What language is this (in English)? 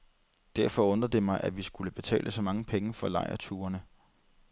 Danish